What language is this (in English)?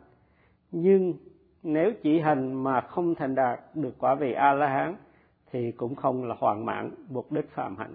Vietnamese